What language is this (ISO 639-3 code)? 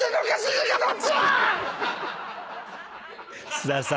jpn